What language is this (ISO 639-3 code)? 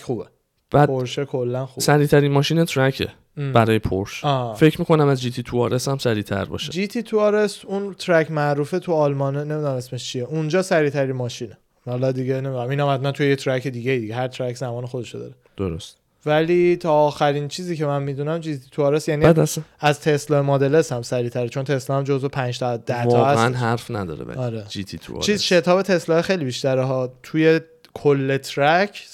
fas